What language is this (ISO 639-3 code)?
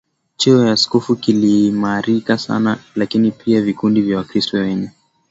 swa